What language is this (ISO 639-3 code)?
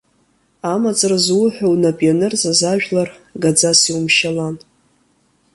abk